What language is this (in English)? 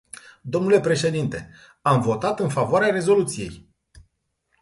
Romanian